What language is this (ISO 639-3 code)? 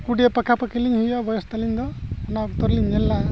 sat